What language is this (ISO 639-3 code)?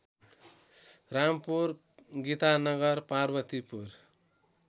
nep